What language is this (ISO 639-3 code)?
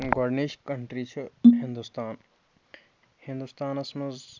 kas